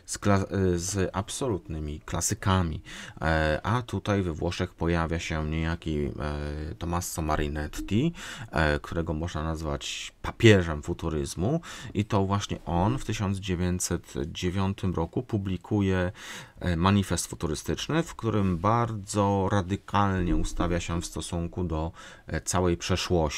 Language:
Polish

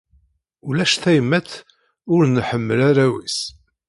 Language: Kabyle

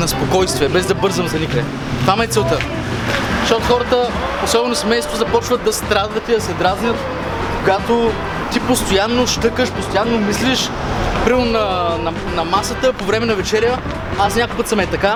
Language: Bulgarian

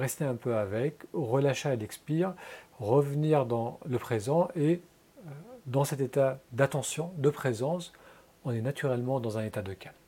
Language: French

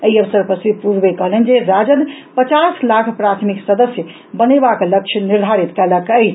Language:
Maithili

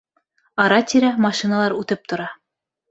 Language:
Bashkir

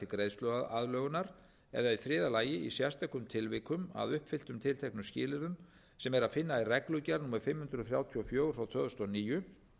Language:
Icelandic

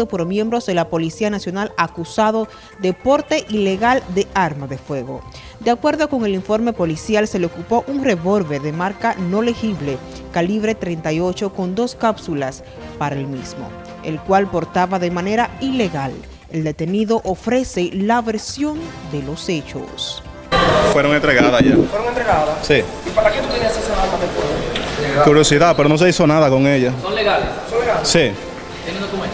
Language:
Spanish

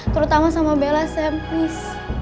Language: Indonesian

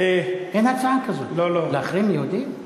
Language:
Hebrew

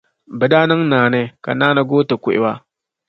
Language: Dagbani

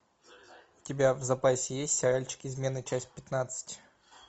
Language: Russian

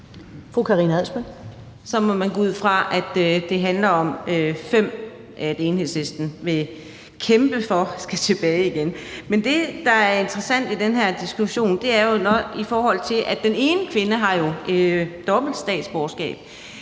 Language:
Danish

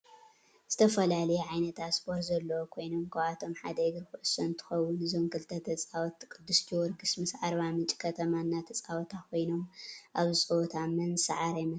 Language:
Tigrinya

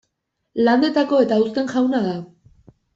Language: Basque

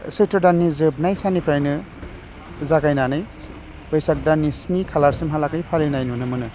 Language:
Bodo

